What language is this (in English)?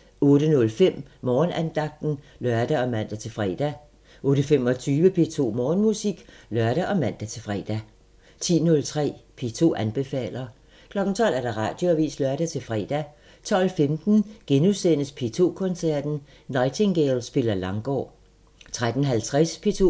Danish